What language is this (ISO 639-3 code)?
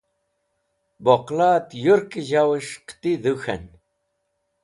wbl